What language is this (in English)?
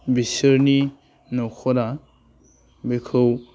Bodo